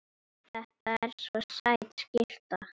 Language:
Icelandic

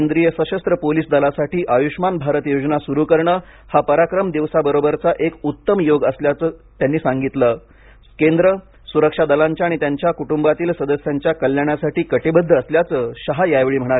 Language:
Marathi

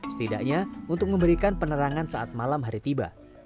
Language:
Indonesian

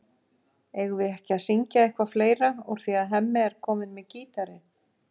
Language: Icelandic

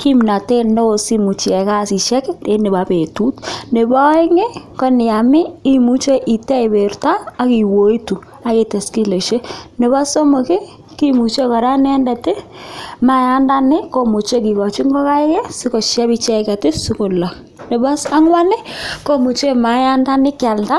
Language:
Kalenjin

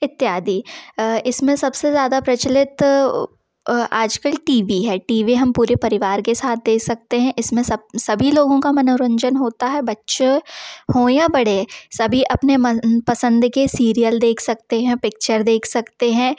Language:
Hindi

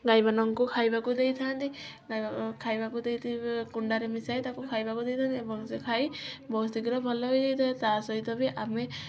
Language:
Odia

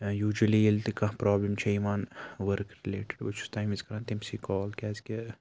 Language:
Kashmiri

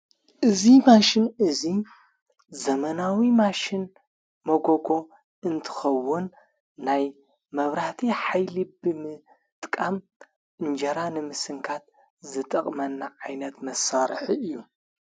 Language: Tigrinya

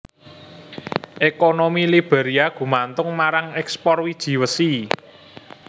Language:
Javanese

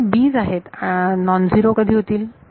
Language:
Marathi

